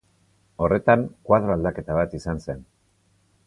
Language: Basque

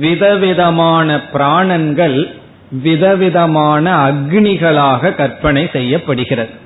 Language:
Tamil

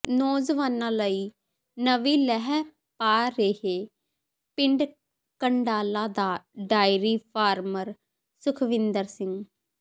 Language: Punjabi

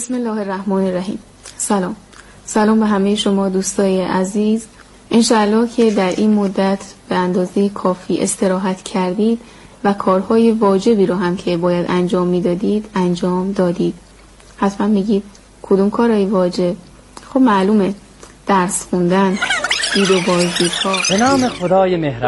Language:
Persian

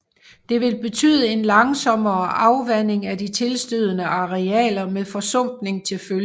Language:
Danish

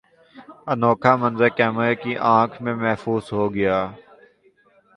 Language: Urdu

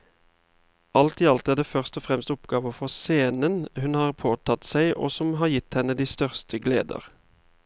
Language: Norwegian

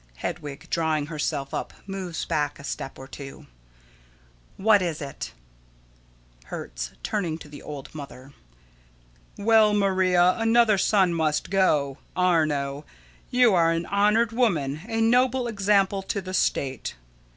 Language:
English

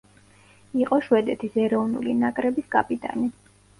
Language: Georgian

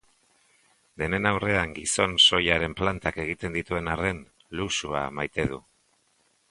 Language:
Basque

